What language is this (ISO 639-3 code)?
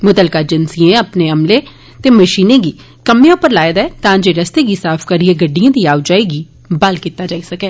doi